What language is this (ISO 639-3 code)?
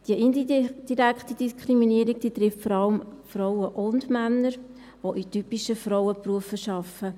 gsw